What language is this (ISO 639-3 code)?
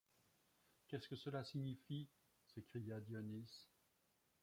fra